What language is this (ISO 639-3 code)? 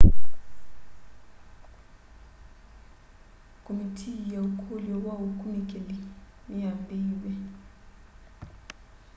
kam